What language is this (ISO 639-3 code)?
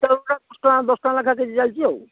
ori